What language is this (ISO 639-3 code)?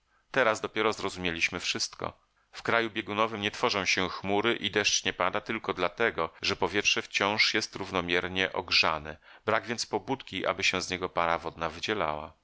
pol